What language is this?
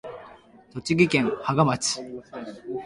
Japanese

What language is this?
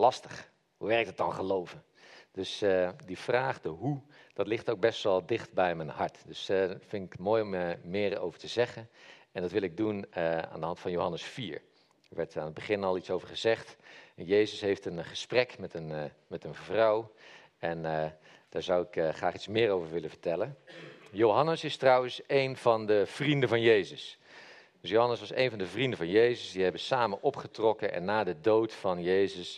Dutch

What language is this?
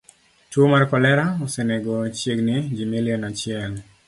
Luo (Kenya and Tanzania)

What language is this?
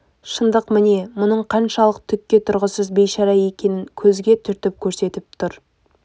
Kazakh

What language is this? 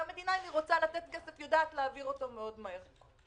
Hebrew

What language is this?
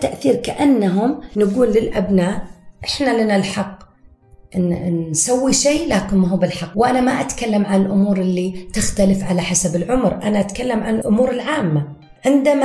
Arabic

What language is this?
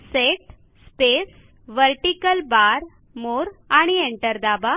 Marathi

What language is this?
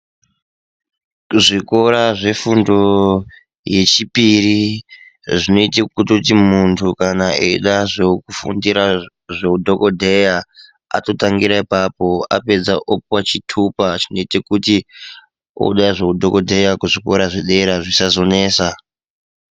Ndau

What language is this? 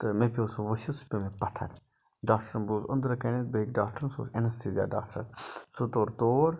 Kashmiri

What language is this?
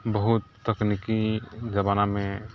Maithili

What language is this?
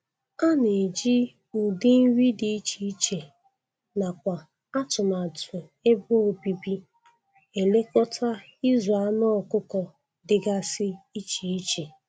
Igbo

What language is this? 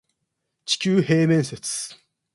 Japanese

